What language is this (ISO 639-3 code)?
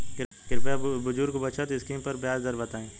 bho